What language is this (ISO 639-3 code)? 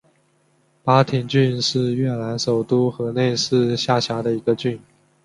zho